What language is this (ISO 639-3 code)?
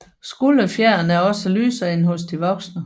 dan